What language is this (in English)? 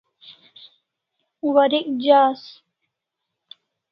Kalasha